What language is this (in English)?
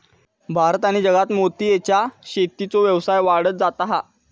Marathi